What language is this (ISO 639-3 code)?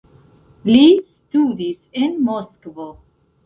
epo